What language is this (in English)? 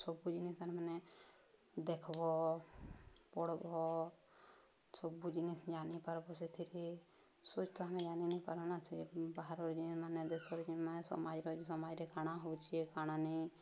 Odia